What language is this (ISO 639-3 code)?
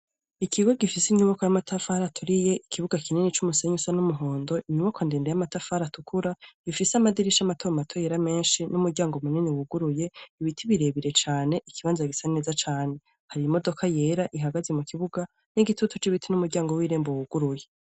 run